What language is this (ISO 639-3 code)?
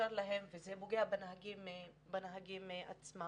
heb